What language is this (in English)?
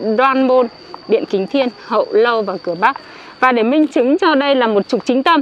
Vietnamese